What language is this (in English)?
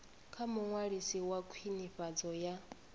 Venda